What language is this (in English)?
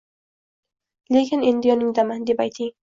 Uzbek